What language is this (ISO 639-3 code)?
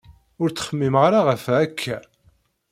kab